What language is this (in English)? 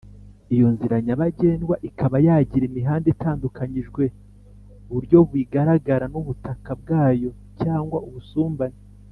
Kinyarwanda